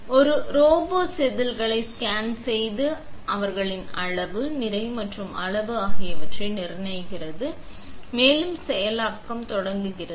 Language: Tamil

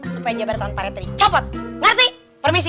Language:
Indonesian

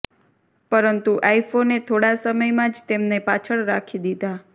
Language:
Gujarati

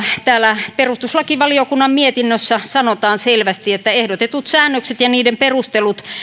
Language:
Finnish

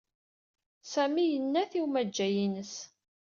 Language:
Kabyle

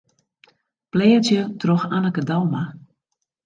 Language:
Western Frisian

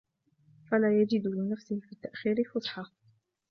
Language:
Arabic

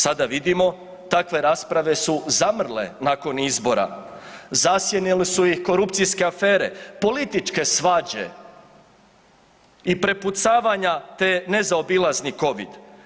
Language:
Croatian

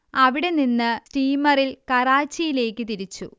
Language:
Malayalam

